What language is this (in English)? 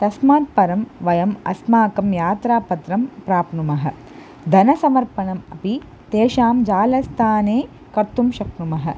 Sanskrit